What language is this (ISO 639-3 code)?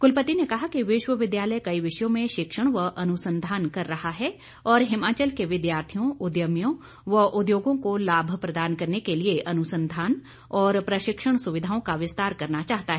hin